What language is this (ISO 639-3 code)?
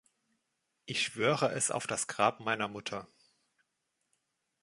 deu